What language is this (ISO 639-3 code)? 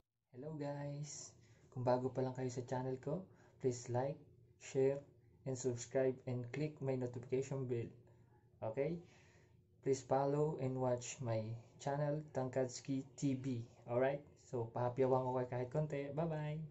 nld